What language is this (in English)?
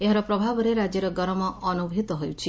Odia